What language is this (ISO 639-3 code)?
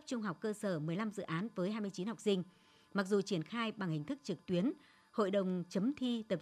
vie